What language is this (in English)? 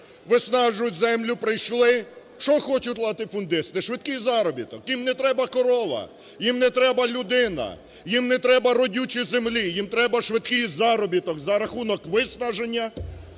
Ukrainian